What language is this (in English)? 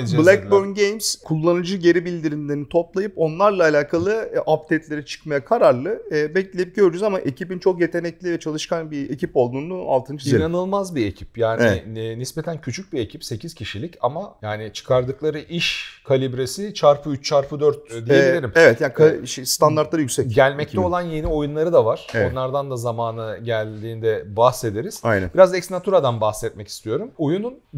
Turkish